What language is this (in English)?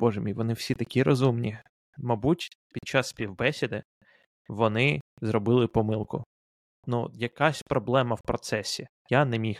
Ukrainian